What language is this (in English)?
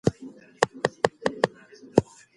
Pashto